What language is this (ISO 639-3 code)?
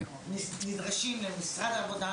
heb